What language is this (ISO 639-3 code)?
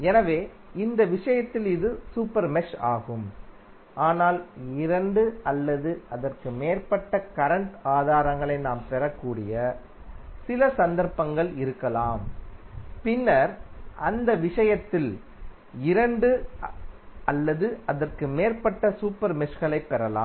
tam